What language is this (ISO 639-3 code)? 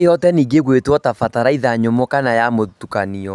kik